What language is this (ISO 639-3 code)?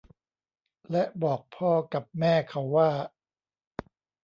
tha